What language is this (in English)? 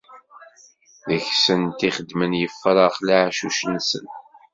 Kabyle